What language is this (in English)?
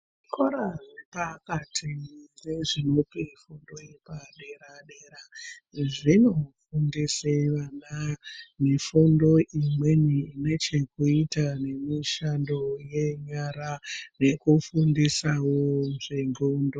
Ndau